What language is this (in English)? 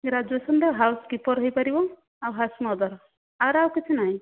Odia